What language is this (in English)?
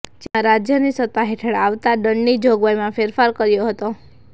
Gujarati